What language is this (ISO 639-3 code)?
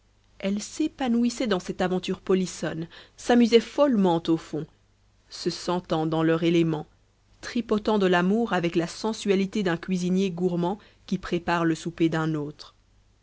fra